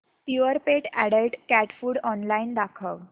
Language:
Marathi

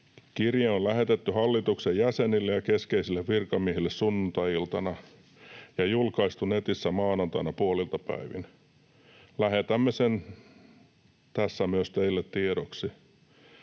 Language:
Finnish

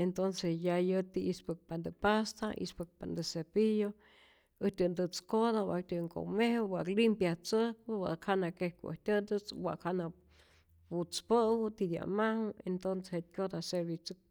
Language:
Rayón Zoque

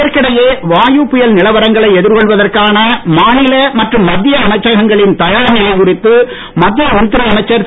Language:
Tamil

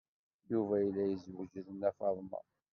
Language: Kabyle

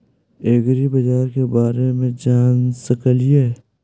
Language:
Magahi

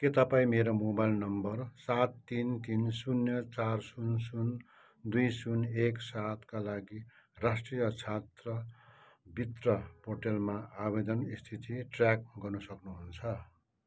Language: Nepali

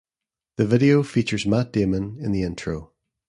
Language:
English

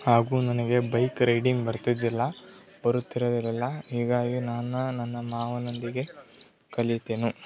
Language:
Kannada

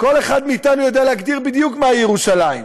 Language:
Hebrew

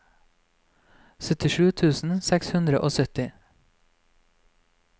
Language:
Norwegian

